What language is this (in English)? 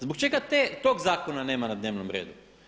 Croatian